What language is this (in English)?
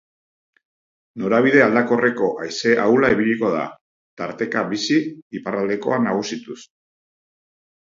Basque